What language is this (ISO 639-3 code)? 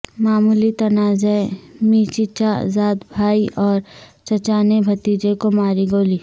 urd